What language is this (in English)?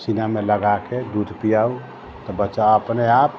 Maithili